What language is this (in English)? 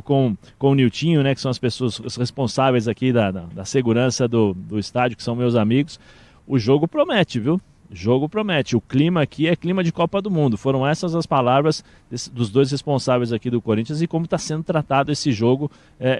Portuguese